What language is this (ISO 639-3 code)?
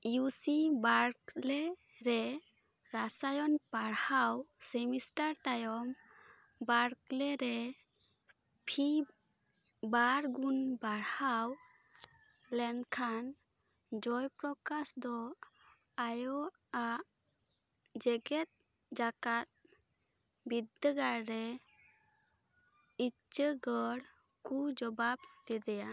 sat